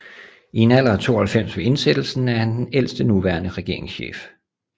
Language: Danish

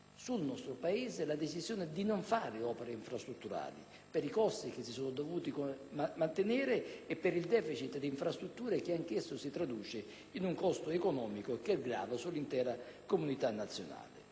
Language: Italian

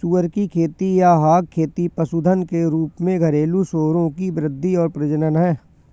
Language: Hindi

